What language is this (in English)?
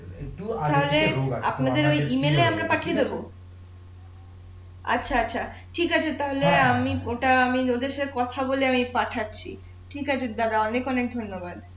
Bangla